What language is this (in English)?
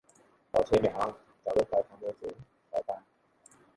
Thai